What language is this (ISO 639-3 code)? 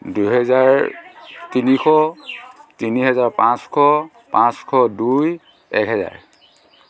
asm